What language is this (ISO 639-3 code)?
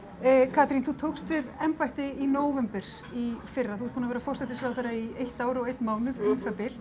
isl